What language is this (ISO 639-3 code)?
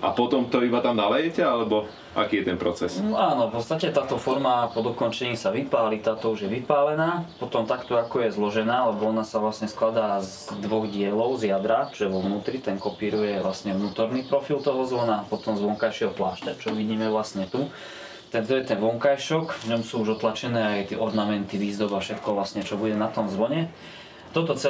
slk